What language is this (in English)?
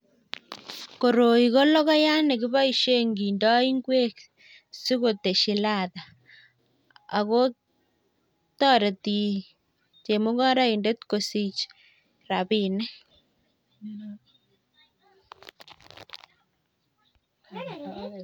Kalenjin